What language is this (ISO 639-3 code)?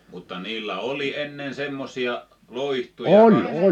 fin